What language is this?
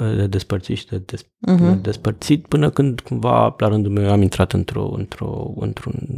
Romanian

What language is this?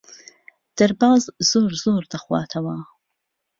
Central Kurdish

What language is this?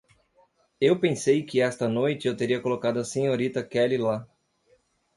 Portuguese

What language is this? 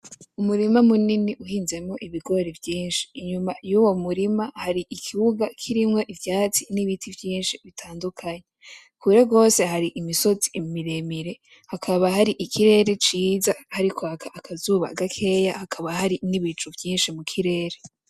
Rundi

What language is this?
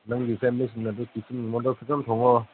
Manipuri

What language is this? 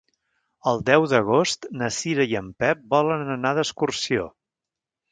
Catalan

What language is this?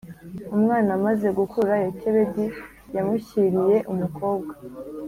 Kinyarwanda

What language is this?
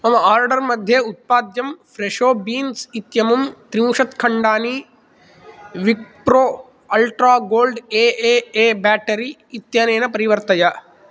Sanskrit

